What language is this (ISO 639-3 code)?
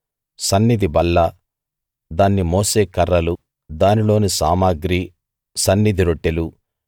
tel